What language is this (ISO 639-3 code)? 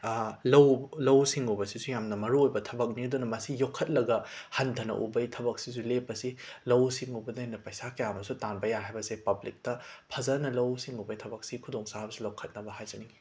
mni